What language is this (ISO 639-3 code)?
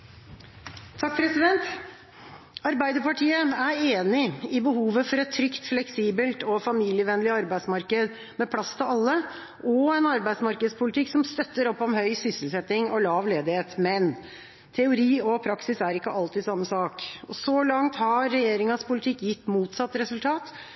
nob